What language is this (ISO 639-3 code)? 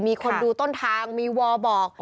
tha